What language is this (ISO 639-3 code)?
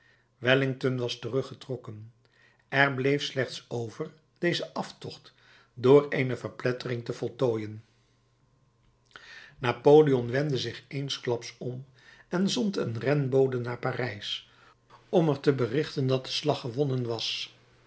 nld